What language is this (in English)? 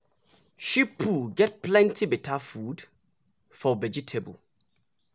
Nigerian Pidgin